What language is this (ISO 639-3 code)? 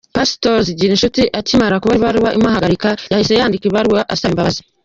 kin